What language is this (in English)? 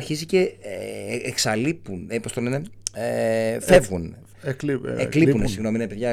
Greek